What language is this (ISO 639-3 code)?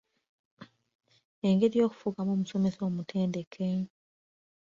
lug